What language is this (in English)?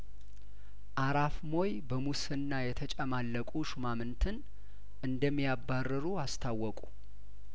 Amharic